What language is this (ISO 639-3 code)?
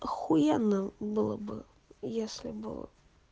rus